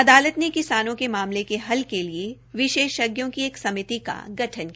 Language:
Hindi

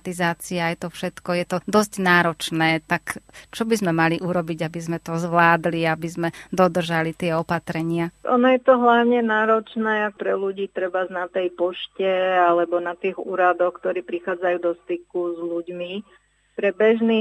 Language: Slovak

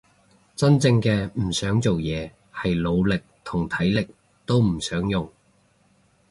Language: Cantonese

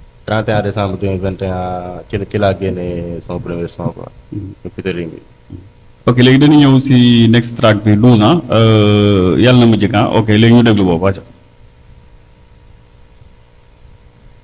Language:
Indonesian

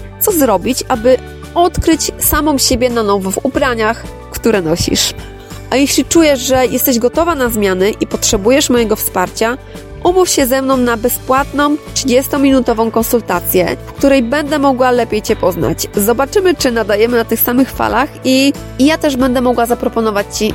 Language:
Polish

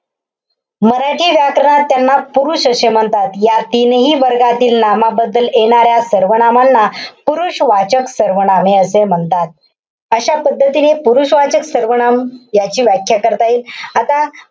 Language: Marathi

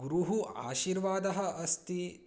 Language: Sanskrit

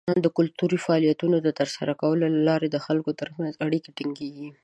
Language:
Pashto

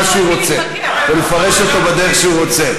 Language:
Hebrew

